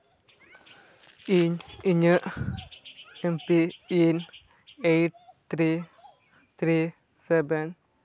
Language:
Santali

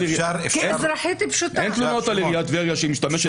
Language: Hebrew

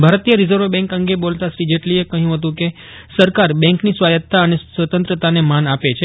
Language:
Gujarati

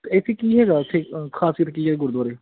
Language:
Punjabi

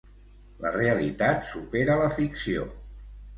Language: Catalan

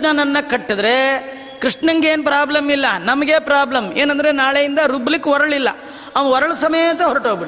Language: Kannada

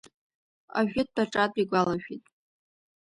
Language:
Abkhazian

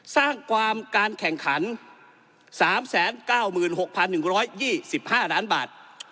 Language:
Thai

